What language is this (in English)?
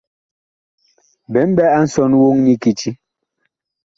Bakoko